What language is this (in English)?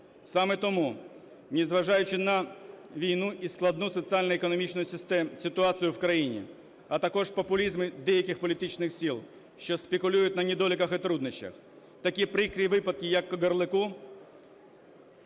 Ukrainian